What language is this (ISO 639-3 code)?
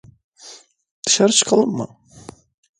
tur